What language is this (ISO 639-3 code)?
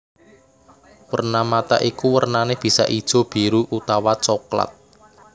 jav